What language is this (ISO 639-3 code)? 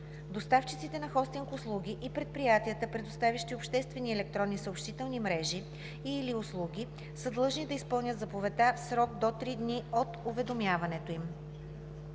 bul